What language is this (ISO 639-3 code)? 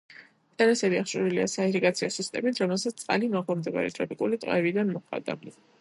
kat